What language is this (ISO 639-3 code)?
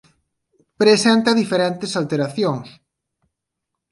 glg